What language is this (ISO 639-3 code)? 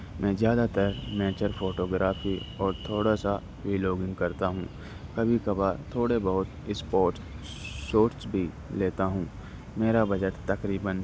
urd